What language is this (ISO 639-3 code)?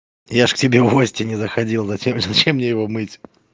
rus